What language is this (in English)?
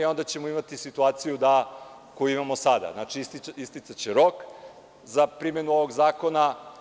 Serbian